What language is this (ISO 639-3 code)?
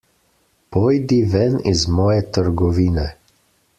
slv